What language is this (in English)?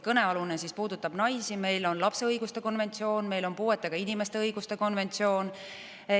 Estonian